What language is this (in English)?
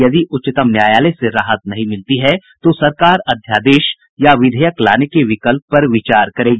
Hindi